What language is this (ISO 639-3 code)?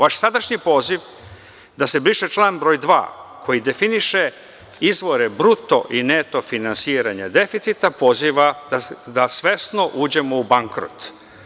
srp